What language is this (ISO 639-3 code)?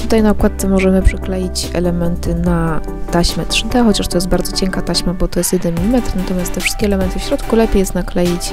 pol